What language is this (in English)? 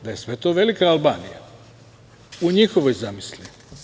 Serbian